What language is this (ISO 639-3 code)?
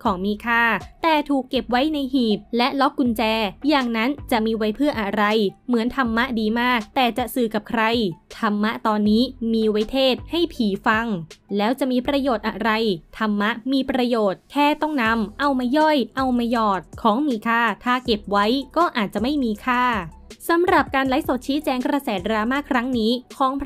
tha